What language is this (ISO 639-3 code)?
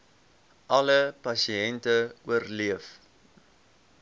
afr